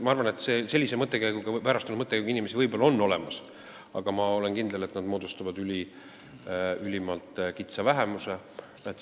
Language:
Estonian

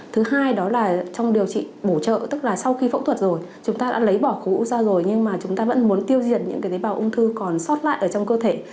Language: Vietnamese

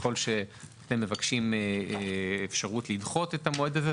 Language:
Hebrew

